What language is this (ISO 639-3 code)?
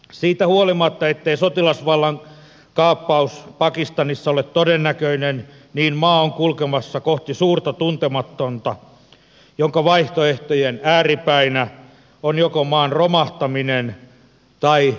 fin